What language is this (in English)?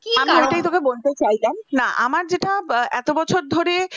Bangla